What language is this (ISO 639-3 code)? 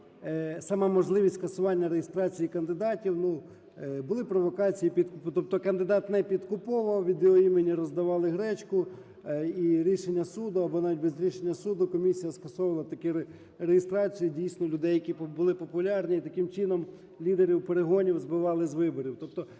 ukr